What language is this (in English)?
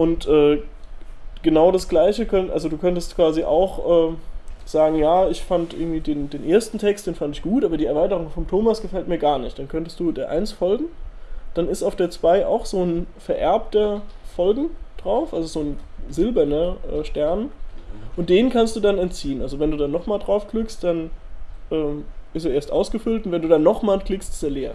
German